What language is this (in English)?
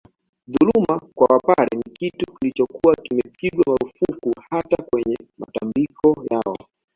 Swahili